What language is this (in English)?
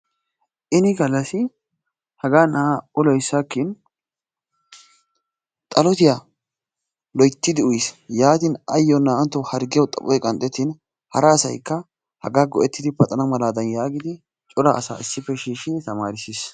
Wolaytta